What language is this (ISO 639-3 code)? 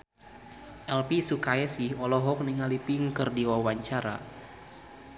sun